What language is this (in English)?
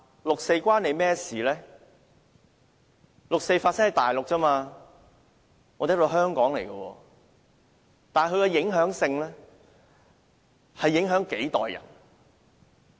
Cantonese